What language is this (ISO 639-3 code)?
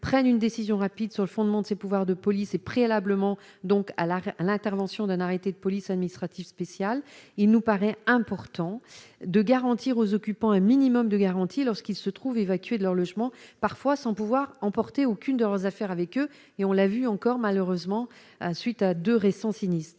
fra